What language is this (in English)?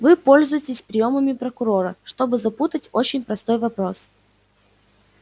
Russian